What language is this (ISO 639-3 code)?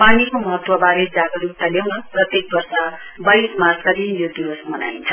nep